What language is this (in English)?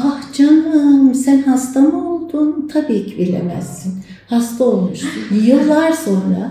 Turkish